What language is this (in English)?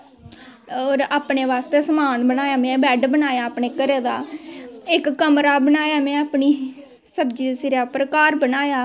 Dogri